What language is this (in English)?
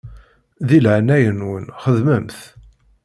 Kabyle